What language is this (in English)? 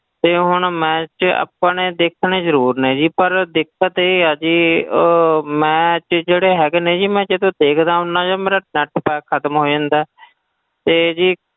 Punjabi